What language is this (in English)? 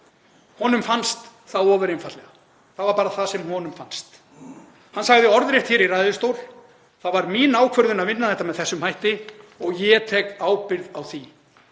Icelandic